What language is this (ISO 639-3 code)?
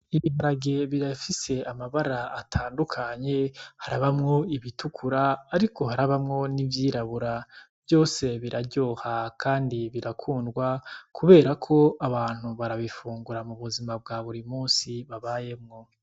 run